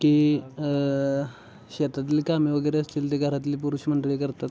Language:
Marathi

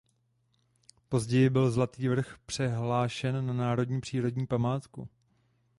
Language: Czech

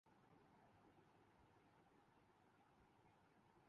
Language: Urdu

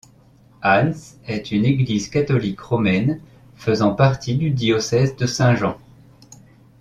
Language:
French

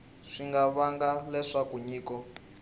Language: Tsonga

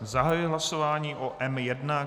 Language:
Czech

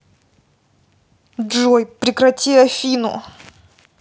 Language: Russian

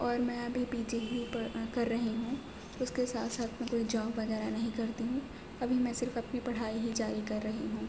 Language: Urdu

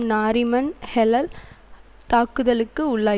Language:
Tamil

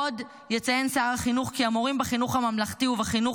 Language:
Hebrew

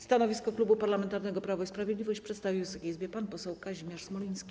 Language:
Polish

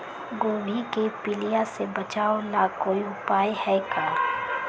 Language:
Magahi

